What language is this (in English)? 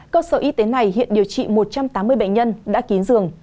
Vietnamese